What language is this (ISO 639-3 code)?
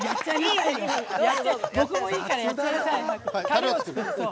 jpn